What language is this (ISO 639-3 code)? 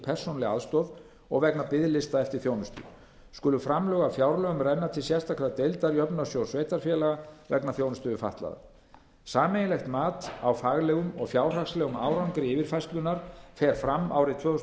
isl